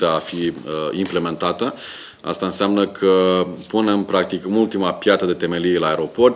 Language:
Romanian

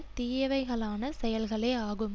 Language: Tamil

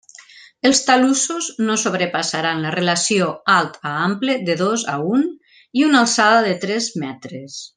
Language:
Catalan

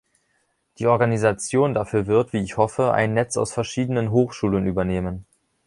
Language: German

